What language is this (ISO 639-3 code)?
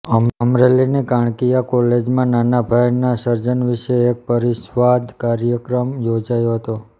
guj